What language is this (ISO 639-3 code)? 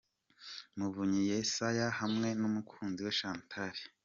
kin